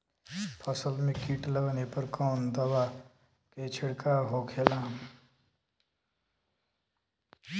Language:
Bhojpuri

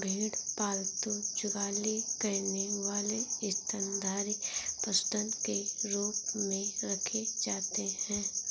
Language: Hindi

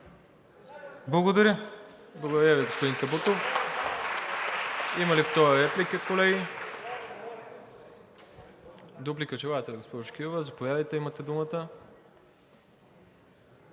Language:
Bulgarian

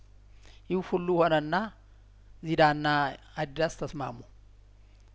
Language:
Amharic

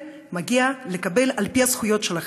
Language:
Hebrew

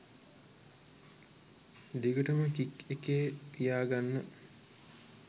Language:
Sinhala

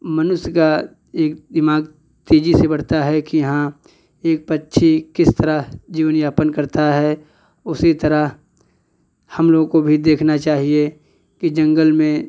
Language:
Hindi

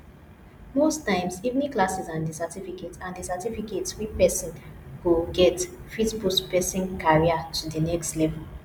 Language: Nigerian Pidgin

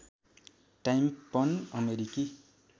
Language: Nepali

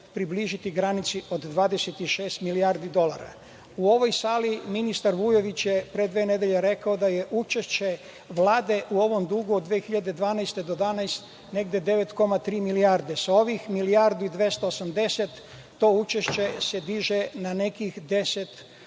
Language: Serbian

